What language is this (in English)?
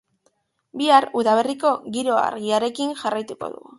Basque